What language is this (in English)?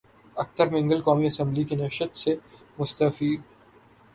Urdu